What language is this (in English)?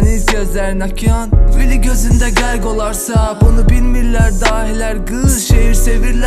Turkish